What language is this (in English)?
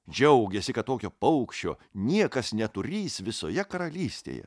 Lithuanian